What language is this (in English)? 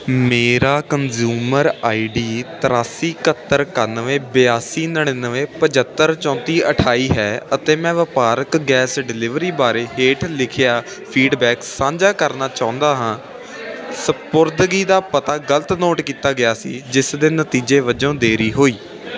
Punjabi